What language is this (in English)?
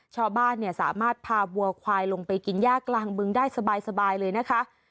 Thai